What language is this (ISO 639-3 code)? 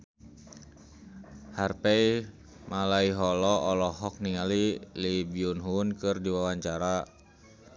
sun